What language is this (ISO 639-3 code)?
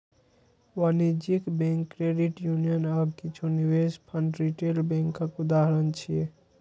mai